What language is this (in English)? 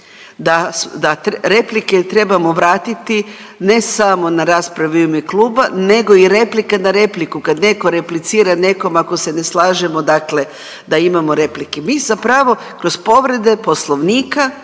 Croatian